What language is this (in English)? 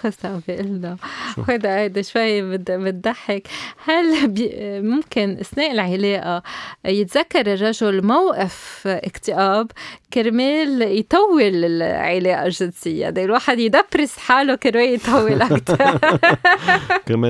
Arabic